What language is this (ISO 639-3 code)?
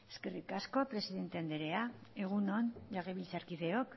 eus